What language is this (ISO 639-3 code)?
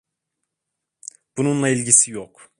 tur